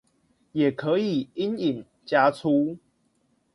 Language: Chinese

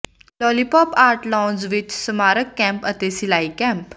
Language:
Punjabi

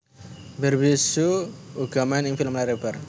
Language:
Javanese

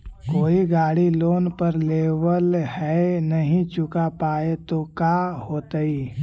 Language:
Magahi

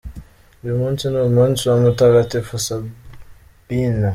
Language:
Kinyarwanda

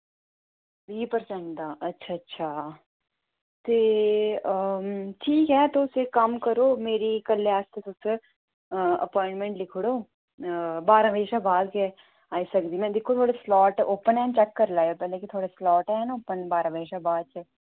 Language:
Dogri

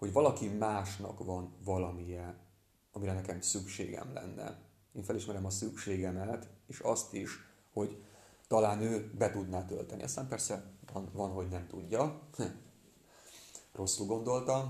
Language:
Hungarian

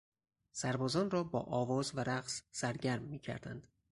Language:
Persian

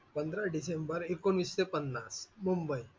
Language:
Marathi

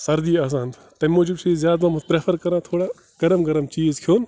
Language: Kashmiri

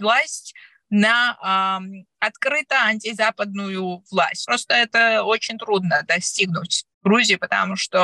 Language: Russian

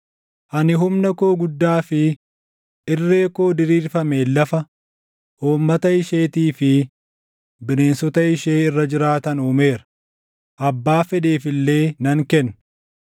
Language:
Oromo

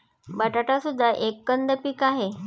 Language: Marathi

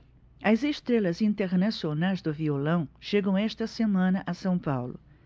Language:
Portuguese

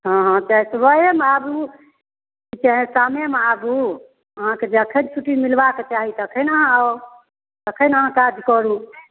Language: Maithili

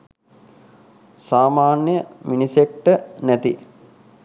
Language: Sinhala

